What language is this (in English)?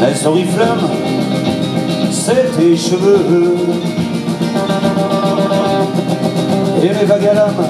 French